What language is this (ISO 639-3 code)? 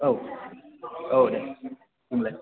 brx